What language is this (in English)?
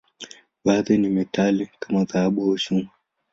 Swahili